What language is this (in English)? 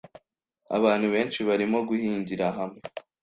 Kinyarwanda